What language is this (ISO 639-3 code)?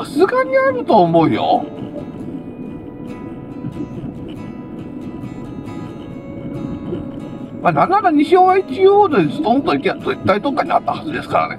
jpn